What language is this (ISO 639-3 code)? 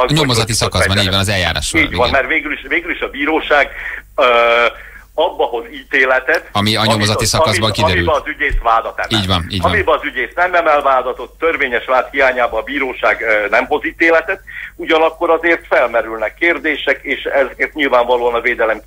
hun